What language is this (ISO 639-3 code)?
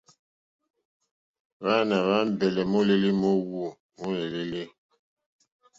bri